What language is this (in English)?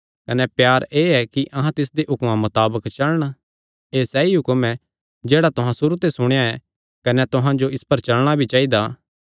Kangri